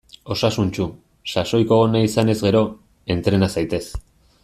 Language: Basque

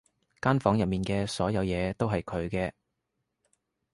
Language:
Cantonese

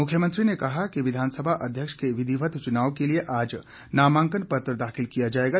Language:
Hindi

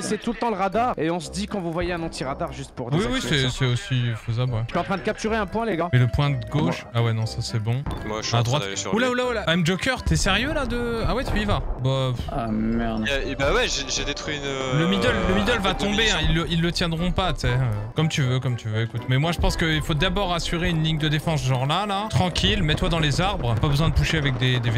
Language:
French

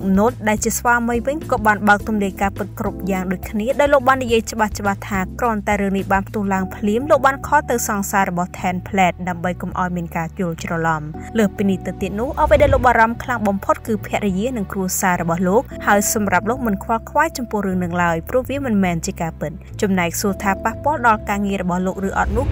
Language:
Thai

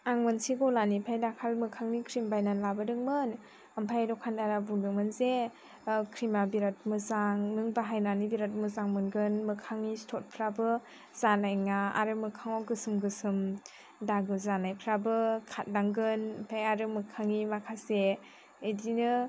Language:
Bodo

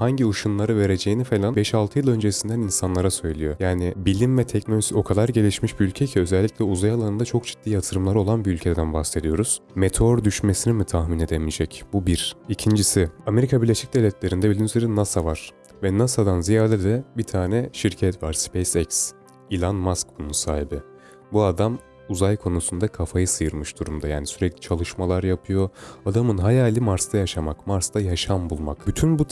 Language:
Turkish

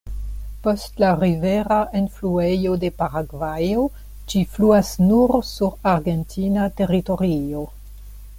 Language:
Esperanto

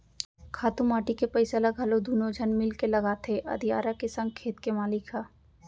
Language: Chhattisgarhi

